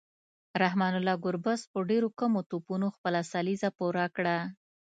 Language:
Pashto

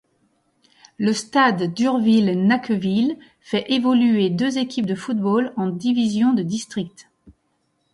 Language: French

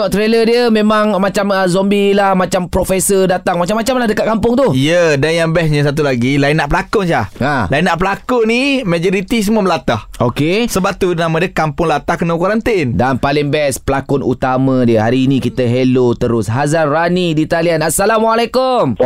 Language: Malay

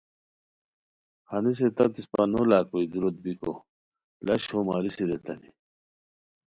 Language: Khowar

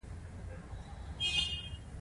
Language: Pashto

